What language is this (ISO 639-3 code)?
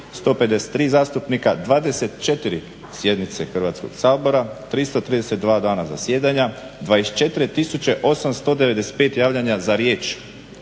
hrv